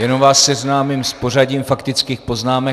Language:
Czech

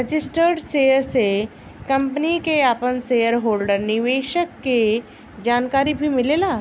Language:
Bhojpuri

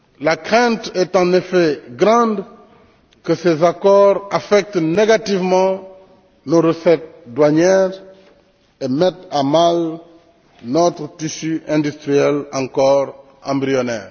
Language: French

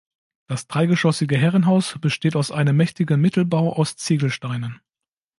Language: German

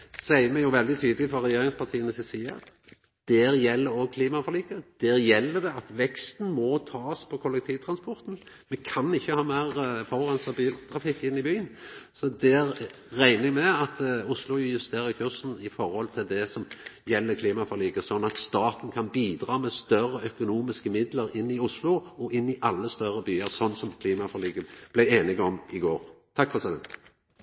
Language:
Norwegian Nynorsk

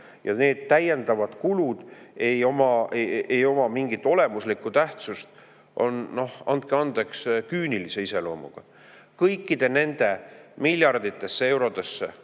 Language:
Estonian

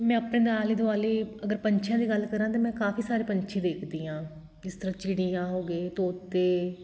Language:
Punjabi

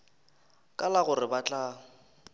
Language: Northern Sotho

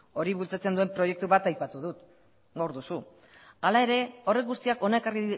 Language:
Basque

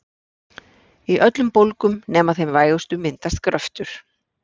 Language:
Icelandic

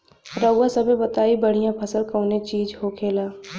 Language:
Bhojpuri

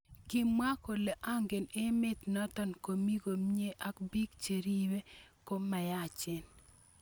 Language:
Kalenjin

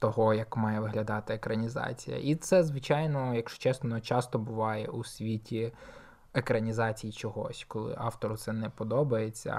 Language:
Ukrainian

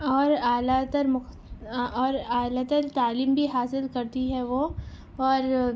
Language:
Urdu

